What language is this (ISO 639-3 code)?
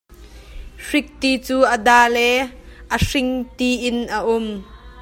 cnh